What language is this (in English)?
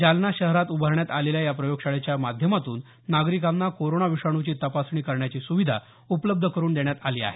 Marathi